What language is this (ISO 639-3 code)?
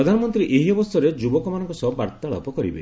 ori